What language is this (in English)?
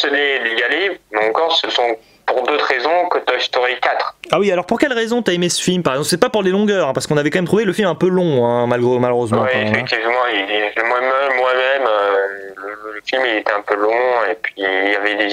French